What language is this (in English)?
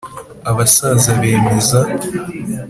Kinyarwanda